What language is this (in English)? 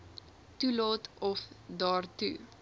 Afrikaans